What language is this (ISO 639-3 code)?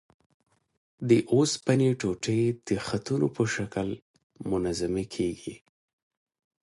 pus